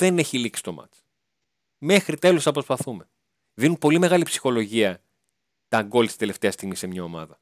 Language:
Greek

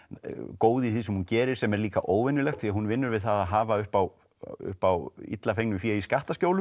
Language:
Icelandic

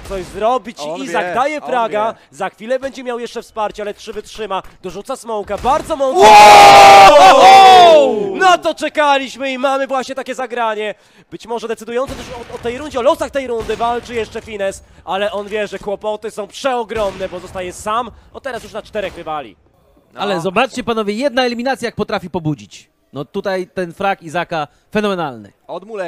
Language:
Polish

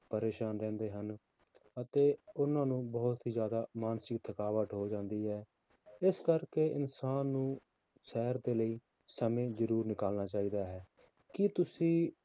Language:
Punjabi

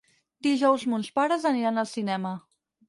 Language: Catalan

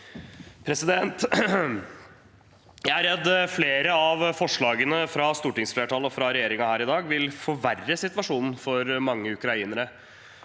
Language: Norwegian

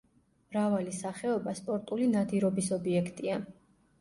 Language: Georgian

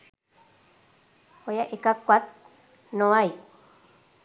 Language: Sinhala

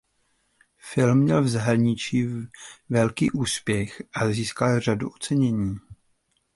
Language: Czech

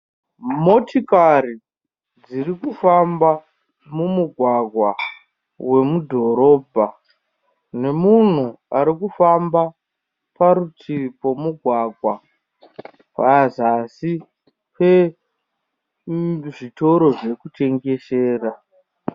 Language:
Shona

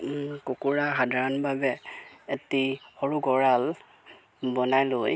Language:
Assamese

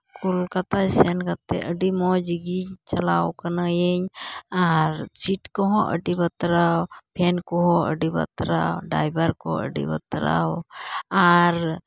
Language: Santali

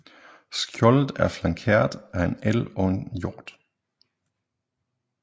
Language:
Danish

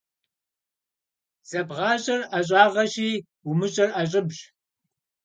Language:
Kabardian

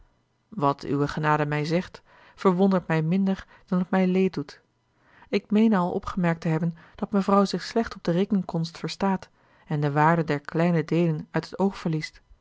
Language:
Dutch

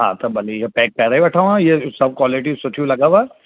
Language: Sindhi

